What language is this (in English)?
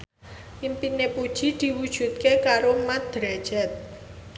Javanese